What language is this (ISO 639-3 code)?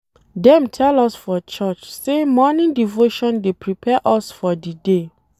pcm